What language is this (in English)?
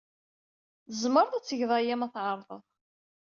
Kabyle